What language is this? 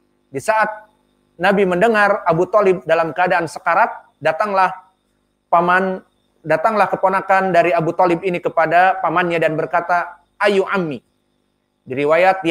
Indonesian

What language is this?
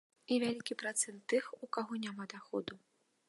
Belarusian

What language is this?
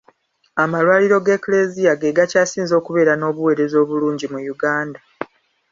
Ganda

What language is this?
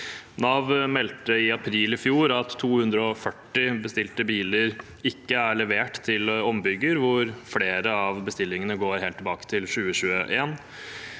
Norwegian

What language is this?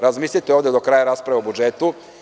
Serbian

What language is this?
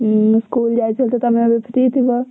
Odia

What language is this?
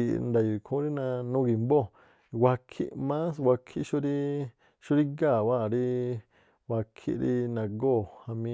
Tlacoapa Me'phaa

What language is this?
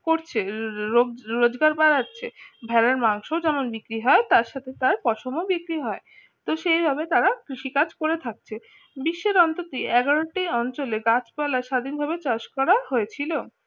Bangla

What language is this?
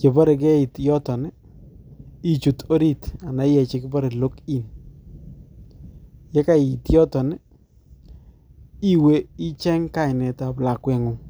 Kalenjin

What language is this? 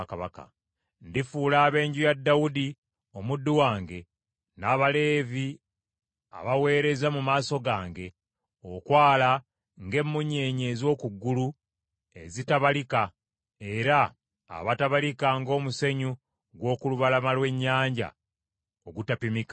Ganda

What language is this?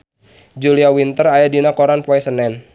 Sundanese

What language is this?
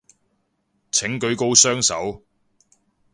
Cantonese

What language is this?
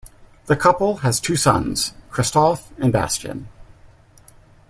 English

